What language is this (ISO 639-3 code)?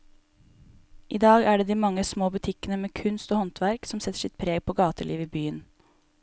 nor